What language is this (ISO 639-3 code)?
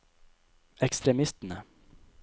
nor